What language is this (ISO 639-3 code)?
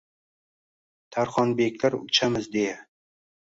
uzb